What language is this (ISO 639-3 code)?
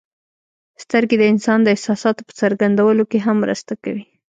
pus